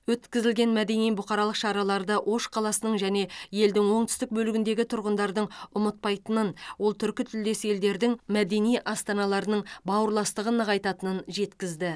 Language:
Kazakh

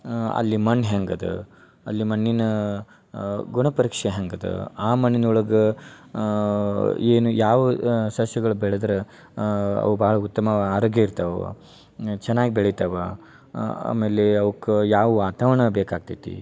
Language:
Kannada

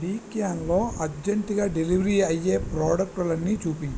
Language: Telugu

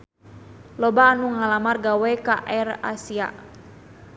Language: Sundanese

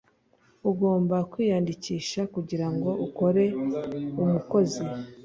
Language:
Kinyarwanda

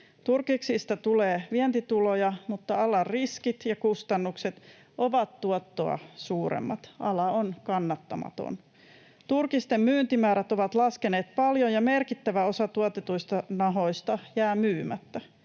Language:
Finnish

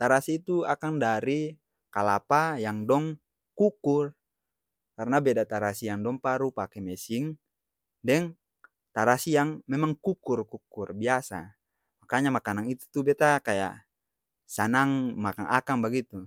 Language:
Ambonese Malay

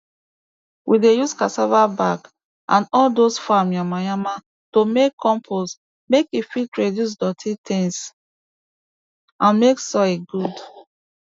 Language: Nigerian Pidgin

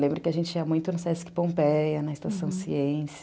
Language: Portuguese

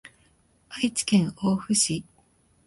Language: Japanese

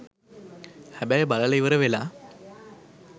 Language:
Sinhala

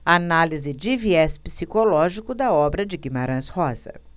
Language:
Portuguese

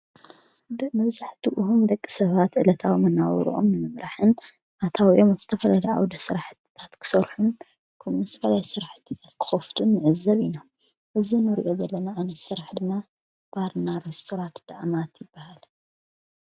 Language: Tigrinya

